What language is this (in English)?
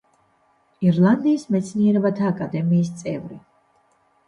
Georgian